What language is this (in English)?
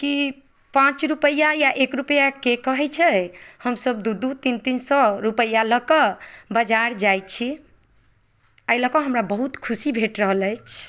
Maithili